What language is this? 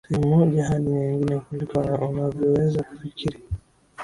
Swahili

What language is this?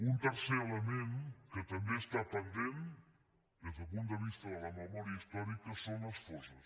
Catalan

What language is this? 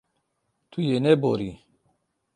Kurdish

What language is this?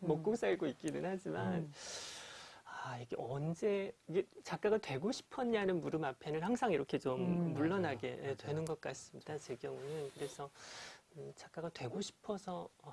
Korean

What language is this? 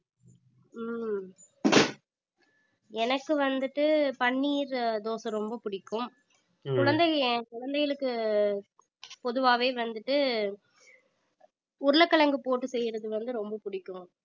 Tamil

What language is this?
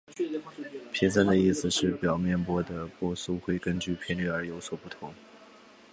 Chinese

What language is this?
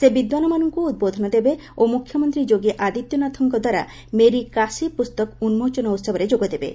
Odia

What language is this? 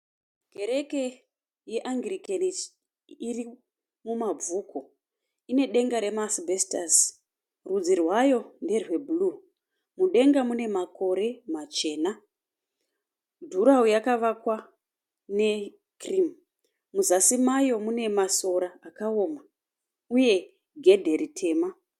Shona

